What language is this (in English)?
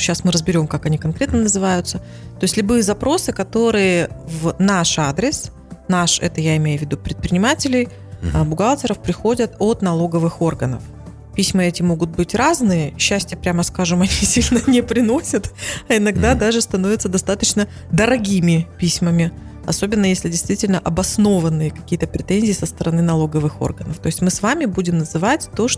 Russian